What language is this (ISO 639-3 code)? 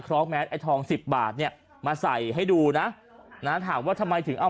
tha